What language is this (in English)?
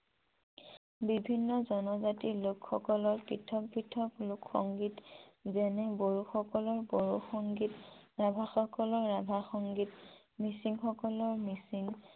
Assamese